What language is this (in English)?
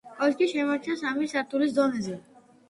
Georgian